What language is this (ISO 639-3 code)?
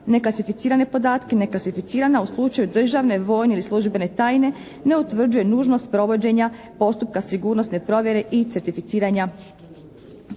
hrv